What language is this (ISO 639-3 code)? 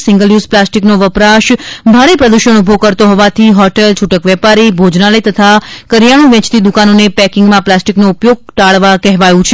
guj